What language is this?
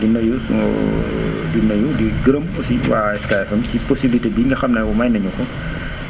Wolof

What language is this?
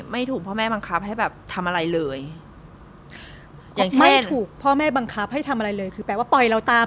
Thai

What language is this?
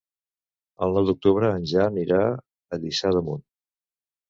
Catalan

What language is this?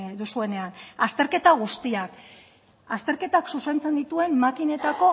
Basque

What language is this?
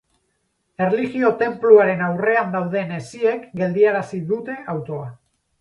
Basque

